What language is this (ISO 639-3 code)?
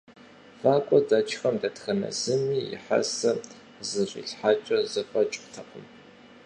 kbd